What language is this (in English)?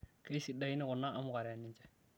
Masai